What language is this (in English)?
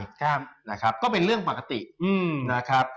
Thai